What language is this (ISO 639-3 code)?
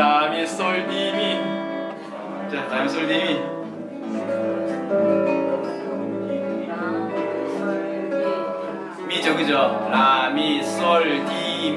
kor